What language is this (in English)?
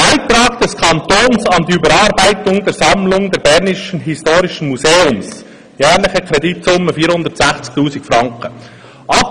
Swiss German